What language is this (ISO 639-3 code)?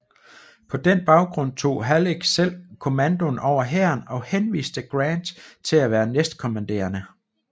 dan